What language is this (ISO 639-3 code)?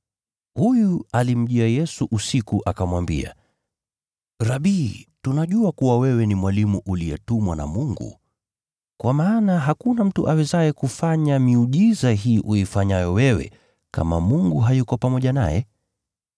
swa